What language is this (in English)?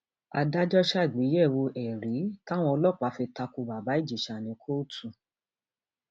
Yoruba